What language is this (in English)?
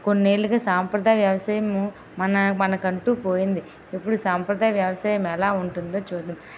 Telugu